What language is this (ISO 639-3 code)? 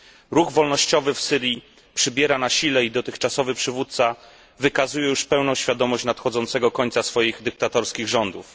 pol